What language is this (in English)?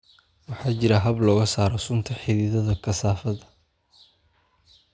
Somali